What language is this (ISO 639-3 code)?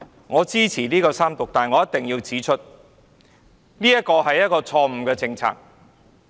yue